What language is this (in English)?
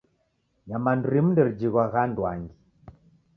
Taita